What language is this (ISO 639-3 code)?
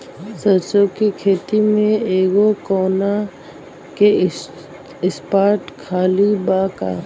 bho